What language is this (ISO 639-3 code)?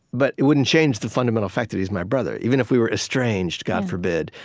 eng